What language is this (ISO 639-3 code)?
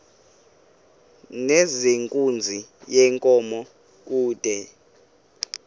xho